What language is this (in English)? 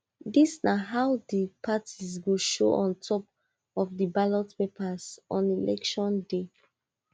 Nigerian Pidgin